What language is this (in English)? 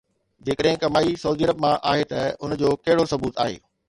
Sindhi